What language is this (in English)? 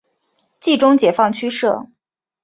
Chinese